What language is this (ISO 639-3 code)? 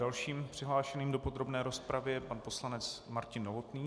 ces